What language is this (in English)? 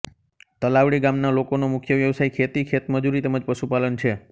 Gujarati